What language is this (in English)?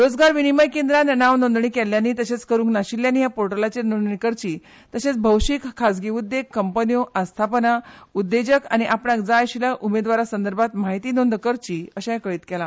Konkani